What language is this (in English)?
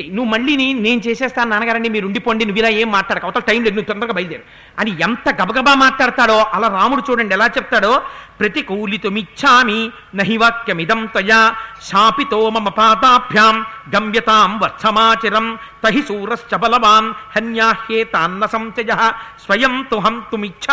Telugu